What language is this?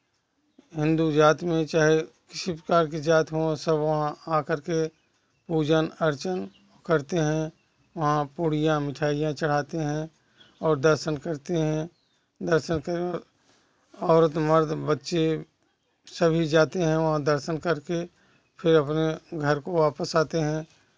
Hindi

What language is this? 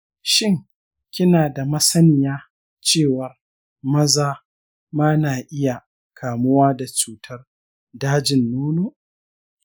Hausa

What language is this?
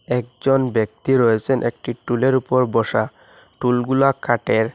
Bangla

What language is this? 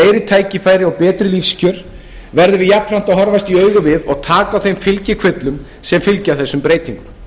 Icelandic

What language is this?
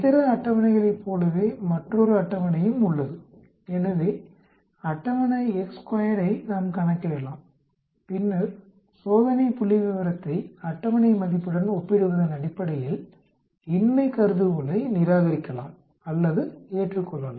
Tamil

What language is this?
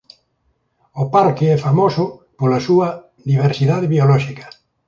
Galician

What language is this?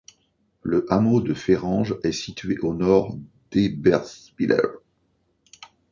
French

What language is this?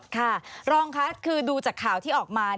Thai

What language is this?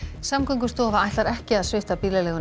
Icelandic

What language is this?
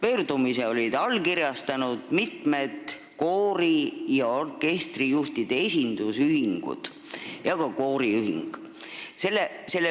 Estonian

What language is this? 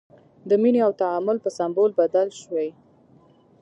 Pashto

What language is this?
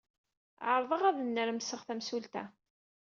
Kabyle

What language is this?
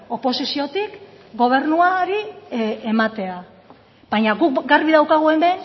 Basque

